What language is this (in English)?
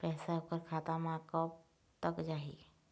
Chhattisgarhi